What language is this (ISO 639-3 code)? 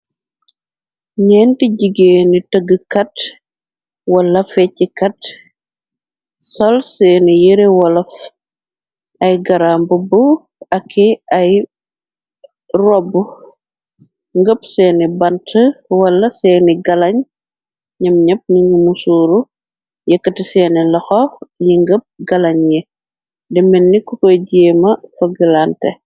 wol